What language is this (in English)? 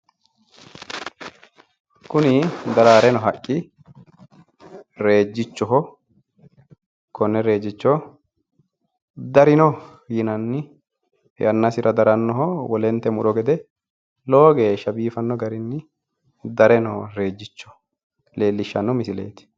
Sidamo